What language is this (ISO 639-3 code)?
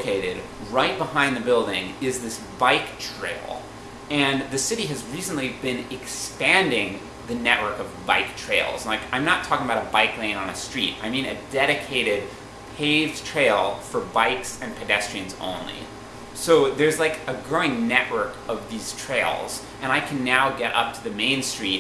eng